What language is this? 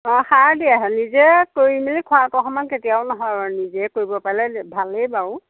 Assamese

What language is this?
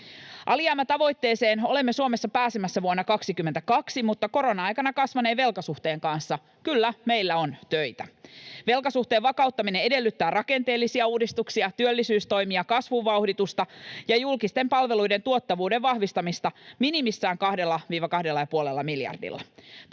Finnish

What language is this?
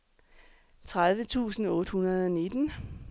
Danish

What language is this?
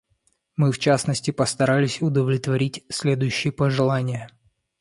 Russian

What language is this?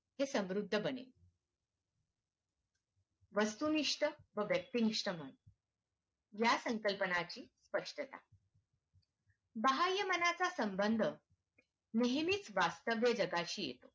Marathi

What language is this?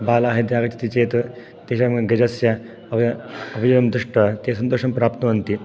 Sanskrit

